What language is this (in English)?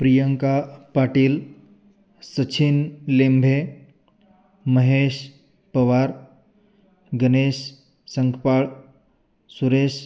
Sanskrit